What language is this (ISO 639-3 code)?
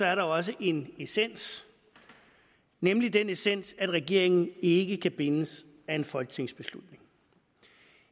dan